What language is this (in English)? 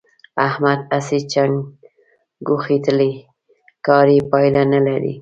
Pashto